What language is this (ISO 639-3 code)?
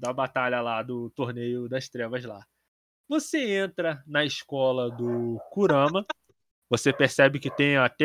por